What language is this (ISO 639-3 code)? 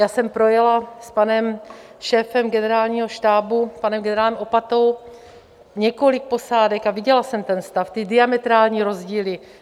ces